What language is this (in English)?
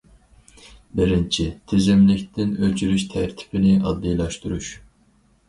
Uyghur